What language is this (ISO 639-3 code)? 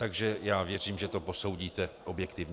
ces